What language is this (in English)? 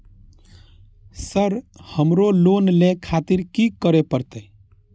Maithili